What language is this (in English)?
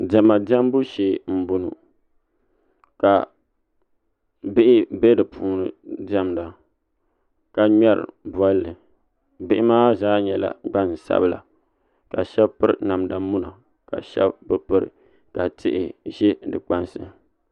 Dagbani